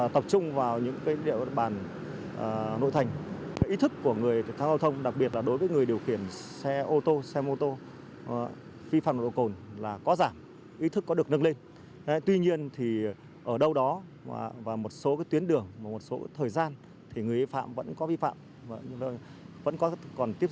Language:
Vietnamese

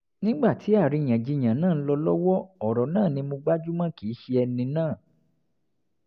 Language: Yoruba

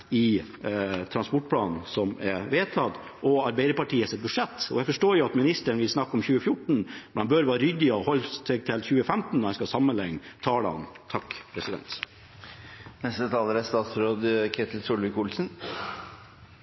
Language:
Norwegian Bokmål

